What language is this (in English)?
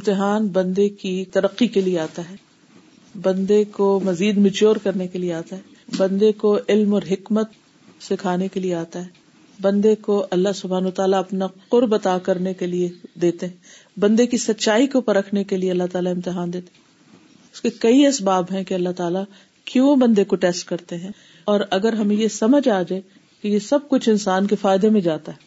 Urdu